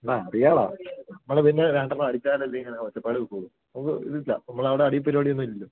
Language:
Malayalam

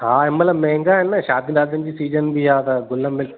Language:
Sindhi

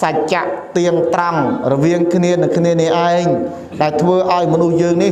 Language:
Thai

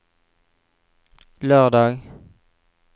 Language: Norwegian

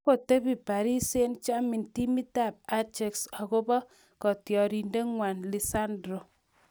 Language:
Kalenjin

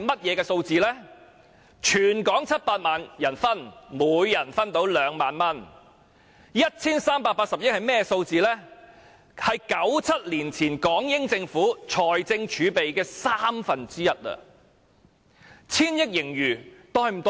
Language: Cantonese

